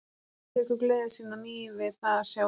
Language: Icelandic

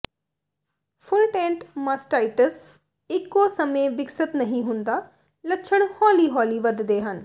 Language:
Punjabi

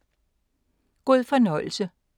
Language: Danish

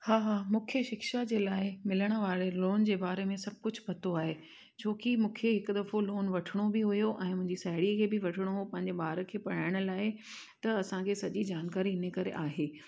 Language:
Sindhi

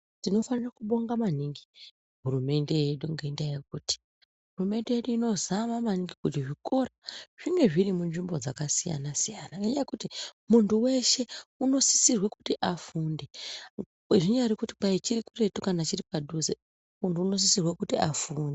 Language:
Ndau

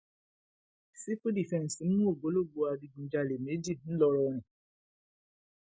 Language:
Yoruba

